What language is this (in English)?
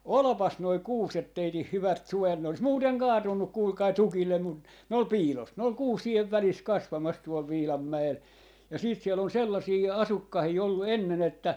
Finnish